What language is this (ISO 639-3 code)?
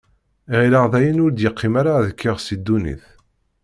kab